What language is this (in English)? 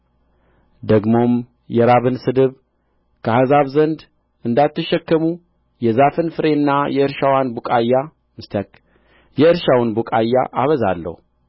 Amharic